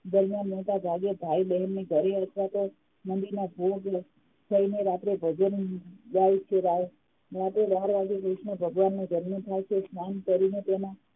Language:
Gujarati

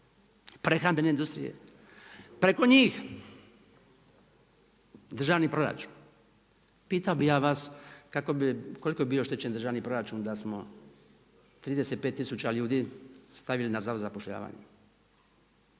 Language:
Croatian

